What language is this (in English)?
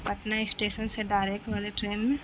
Urdu